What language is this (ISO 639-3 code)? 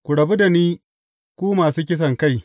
hau